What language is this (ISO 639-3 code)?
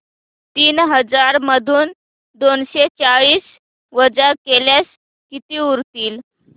mar